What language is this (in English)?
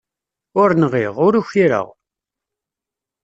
Kabyle